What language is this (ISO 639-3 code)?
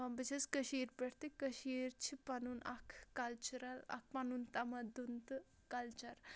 kas